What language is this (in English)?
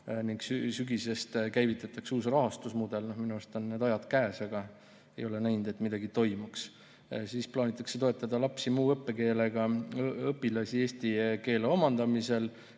Estonian